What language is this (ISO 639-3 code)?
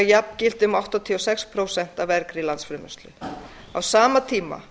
isl